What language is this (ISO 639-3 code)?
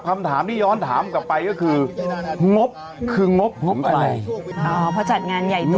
tha